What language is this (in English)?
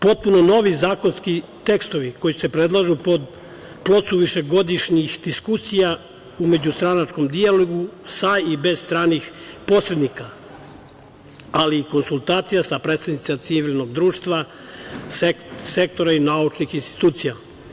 Serbian